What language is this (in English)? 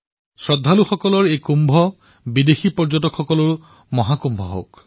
Assamese